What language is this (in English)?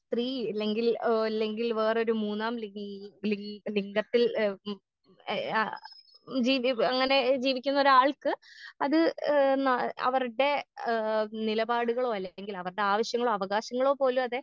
Malayalam